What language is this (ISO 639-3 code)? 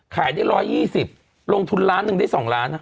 tha